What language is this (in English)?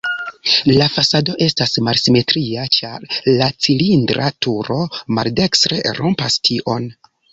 Esperanto